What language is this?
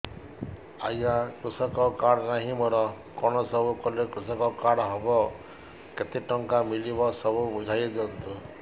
Odia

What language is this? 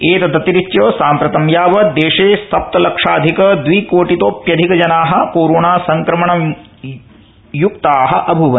Sanskrit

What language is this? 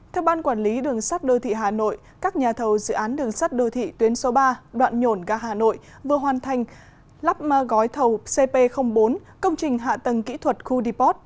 Vietnamese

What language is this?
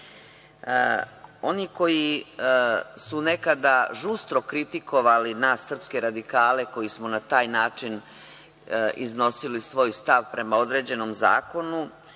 Serbian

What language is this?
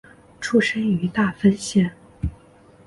Chinese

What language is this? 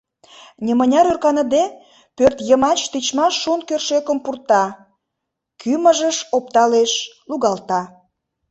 Mari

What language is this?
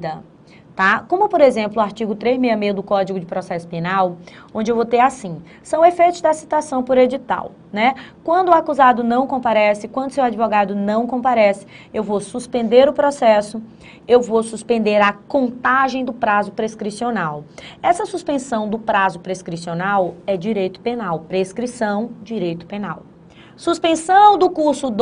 Portuguese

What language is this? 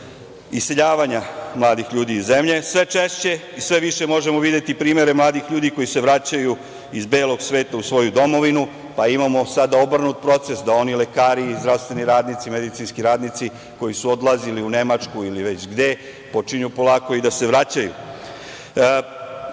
Serbian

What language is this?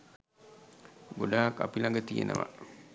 Sinhala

